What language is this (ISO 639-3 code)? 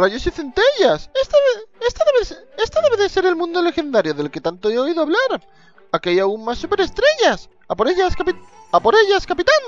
spa